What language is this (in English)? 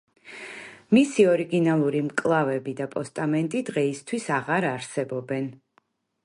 Georgian